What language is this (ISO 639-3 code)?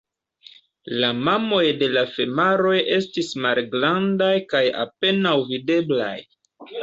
epo